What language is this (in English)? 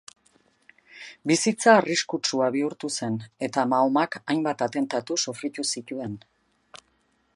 Basque